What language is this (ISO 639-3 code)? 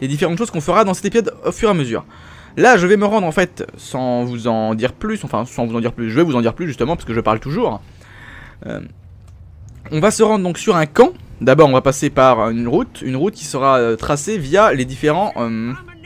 fra